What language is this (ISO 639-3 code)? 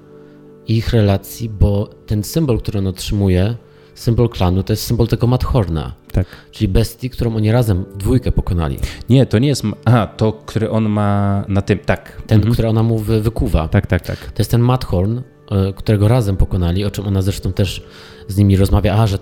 pol